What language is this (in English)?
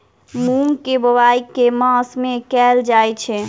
Maithili